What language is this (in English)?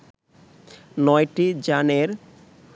Bangla